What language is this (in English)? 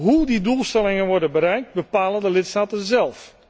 Dutch